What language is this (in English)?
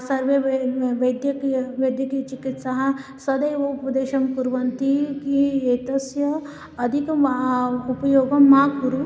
Sanskrit